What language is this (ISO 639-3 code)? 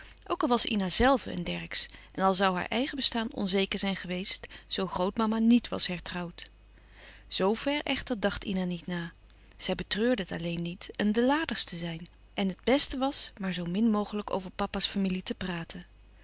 nld